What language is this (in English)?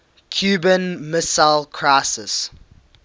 English